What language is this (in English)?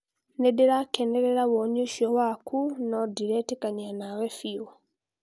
Kikuyu